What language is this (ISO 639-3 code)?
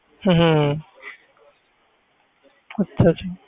pan